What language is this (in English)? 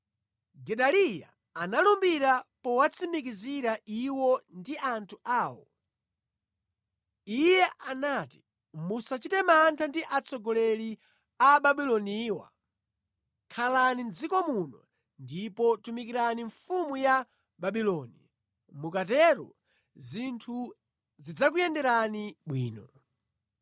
Nyanja